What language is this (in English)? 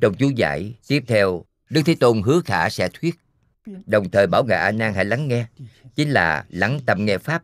Vietnamese